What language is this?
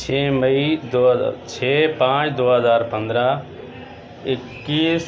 Urdu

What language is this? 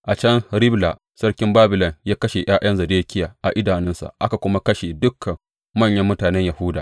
Hausa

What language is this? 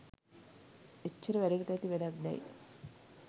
Sinhala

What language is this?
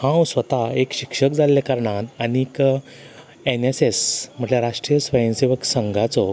Konkani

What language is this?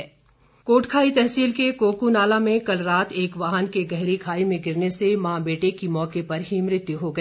Hindi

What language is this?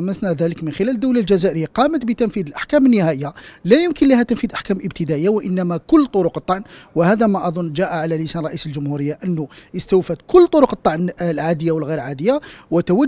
Arabic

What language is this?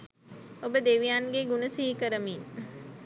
Sinhala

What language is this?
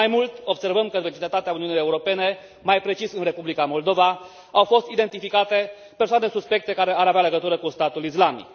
Romanian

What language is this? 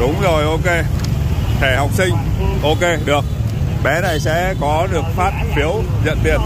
Vietnamese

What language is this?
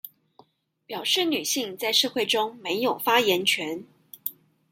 Chinese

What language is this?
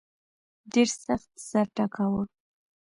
Pashto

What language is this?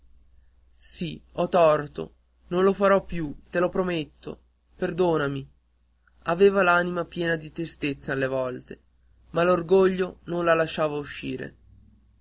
Italian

